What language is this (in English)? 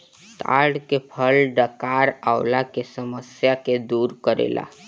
Bhojpuri